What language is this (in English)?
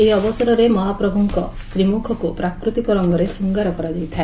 Odia